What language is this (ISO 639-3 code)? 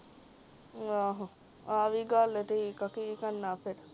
pan